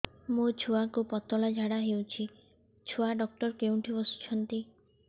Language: Odia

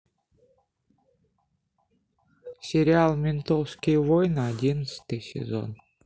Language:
Russian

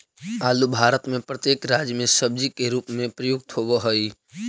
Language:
Magahi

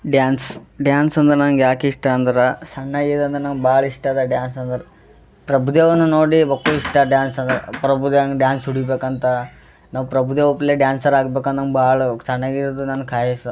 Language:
Kannada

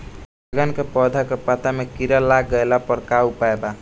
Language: Bhojpuri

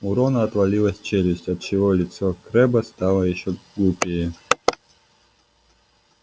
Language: Russian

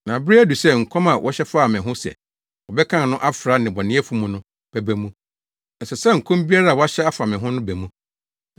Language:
Akan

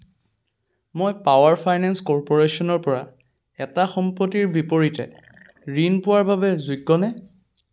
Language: Assamese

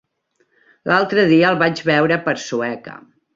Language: Catalan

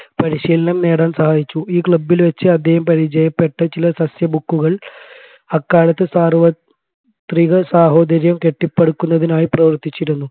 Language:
Malayalam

